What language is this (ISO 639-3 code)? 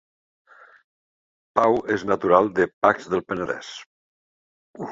cat